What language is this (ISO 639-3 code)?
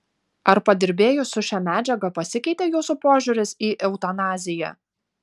lit